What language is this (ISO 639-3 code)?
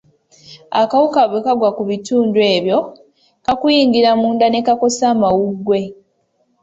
lug